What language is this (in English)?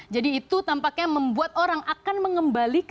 Indonesian